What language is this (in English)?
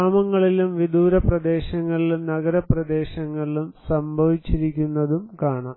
Malayalam